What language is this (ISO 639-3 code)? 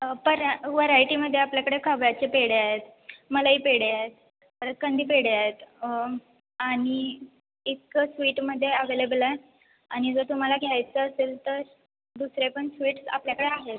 mar